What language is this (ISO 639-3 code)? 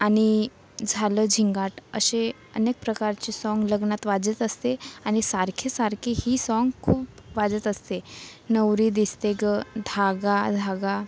mar